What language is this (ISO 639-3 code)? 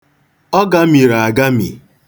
ibo